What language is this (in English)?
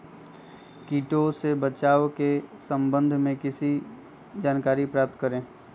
Magahi